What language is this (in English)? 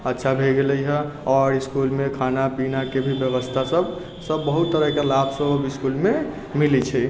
Maithili